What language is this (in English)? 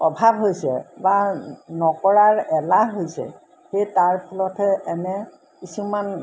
Assamese